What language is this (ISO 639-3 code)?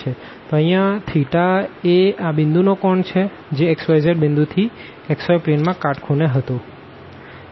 guj